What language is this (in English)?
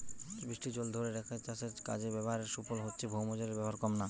Bangla